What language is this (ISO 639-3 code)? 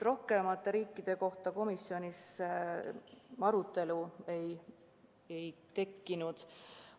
est